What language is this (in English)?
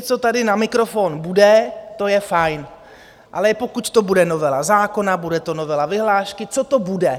Czech